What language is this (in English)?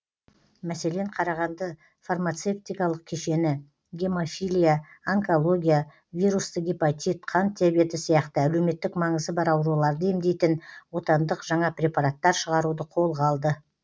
Kazakh